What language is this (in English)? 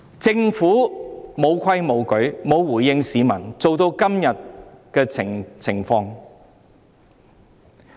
Cantonese